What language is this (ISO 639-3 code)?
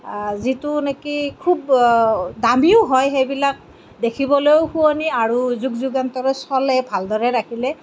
asm